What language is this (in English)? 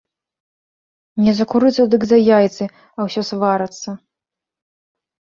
Belarusian